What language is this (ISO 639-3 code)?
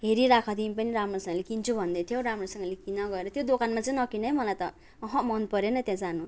nep